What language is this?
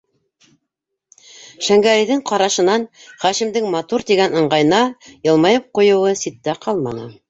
Bashkir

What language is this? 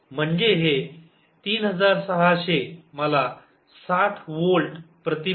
Marathi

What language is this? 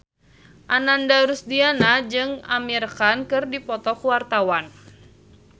Sundanese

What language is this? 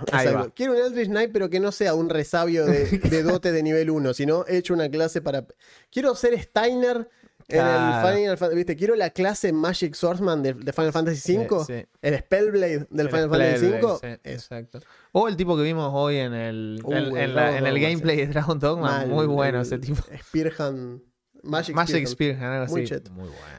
Spanish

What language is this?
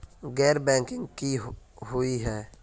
Magahi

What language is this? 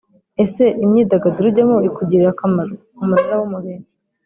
Kinyarwanda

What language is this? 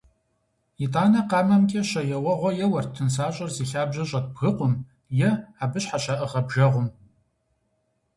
Kabardian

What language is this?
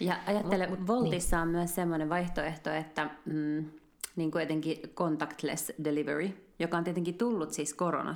Finnish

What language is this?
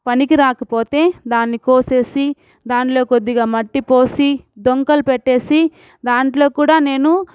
Telugu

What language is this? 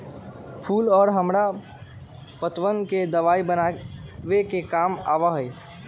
Magahi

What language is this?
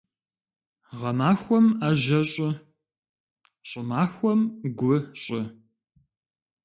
Kabardian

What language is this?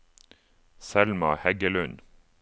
Norwegian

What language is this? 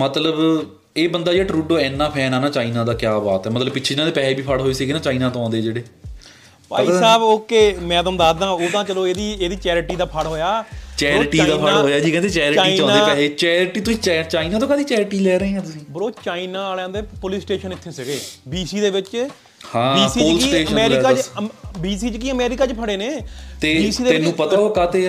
Punjabi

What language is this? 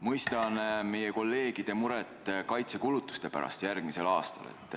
Estonian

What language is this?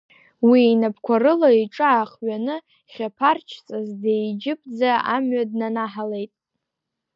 Abkhazian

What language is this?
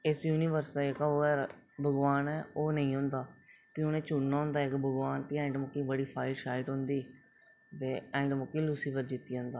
Dogri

